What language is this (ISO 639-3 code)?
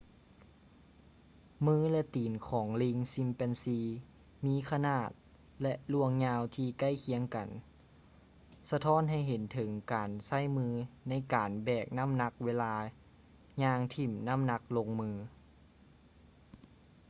lao